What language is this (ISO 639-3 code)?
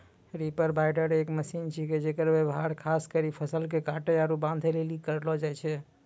mai